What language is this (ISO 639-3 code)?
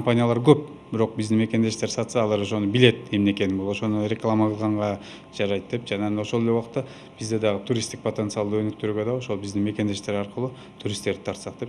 rus